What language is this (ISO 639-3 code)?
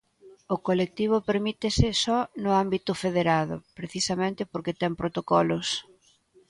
glg